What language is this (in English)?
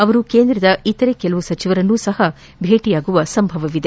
Kannada